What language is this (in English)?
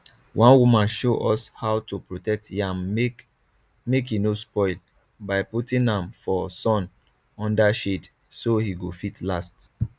Nigerian Pidgin